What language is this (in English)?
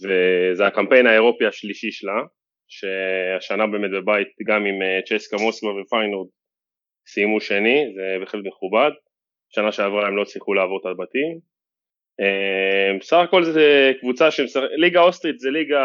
Hebrew